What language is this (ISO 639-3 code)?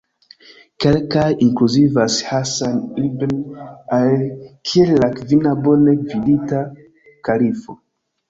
epo